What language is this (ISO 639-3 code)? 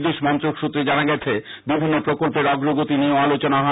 ben